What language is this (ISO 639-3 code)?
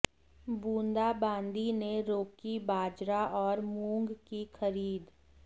hin